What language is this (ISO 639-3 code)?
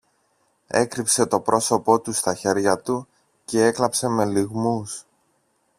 ell